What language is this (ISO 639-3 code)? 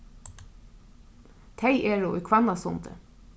fao